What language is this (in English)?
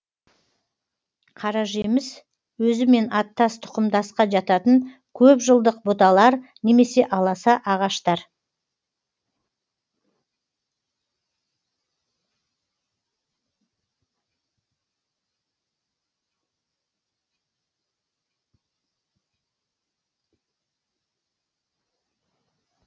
Kazakh